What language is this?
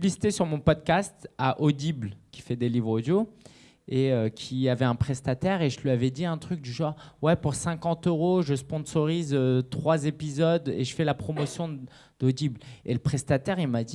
French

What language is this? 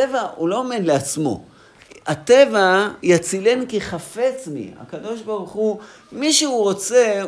Hebrew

